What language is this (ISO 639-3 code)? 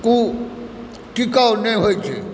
mai